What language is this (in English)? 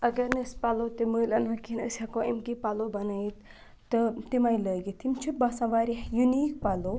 Kashmiri